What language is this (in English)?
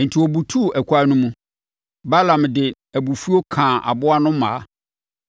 Akan